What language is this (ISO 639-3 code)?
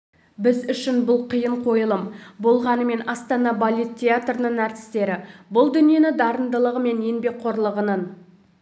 kaz